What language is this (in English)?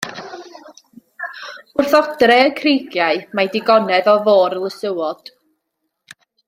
Welsh